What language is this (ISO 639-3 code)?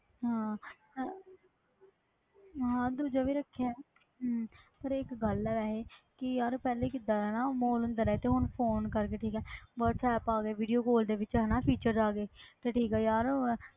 pan